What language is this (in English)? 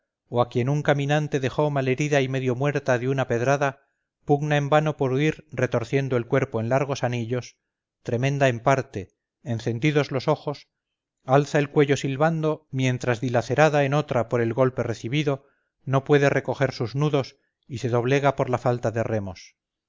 Spanish